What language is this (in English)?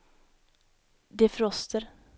Swedish